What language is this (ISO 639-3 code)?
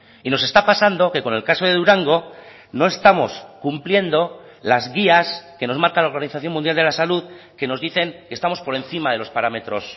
spa